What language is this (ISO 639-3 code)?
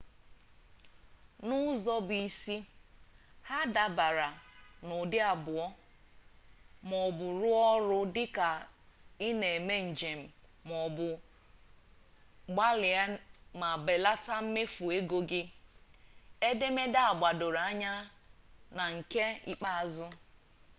ibo